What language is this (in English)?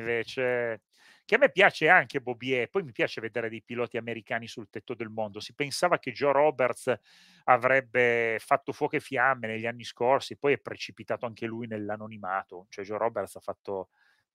Italian